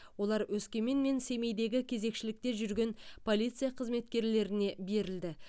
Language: Kazakh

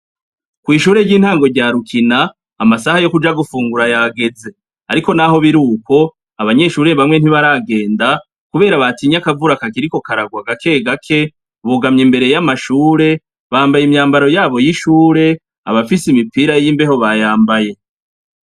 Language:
Rundi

